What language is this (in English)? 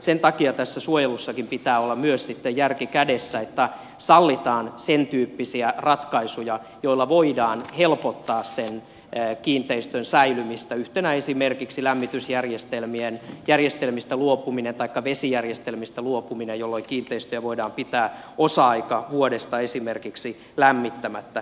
Finnish